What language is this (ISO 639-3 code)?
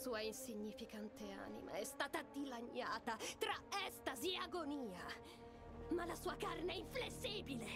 ita